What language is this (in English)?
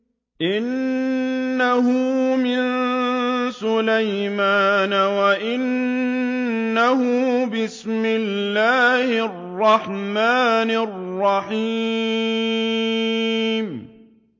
Arabic